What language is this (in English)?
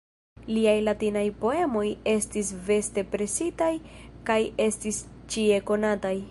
Esperanto